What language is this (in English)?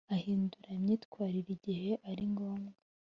Kinyarwanda